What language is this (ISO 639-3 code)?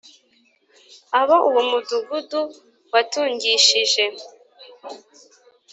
kin